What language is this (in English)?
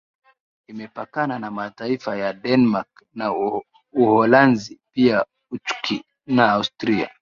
Swahili